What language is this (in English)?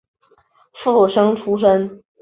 Chinese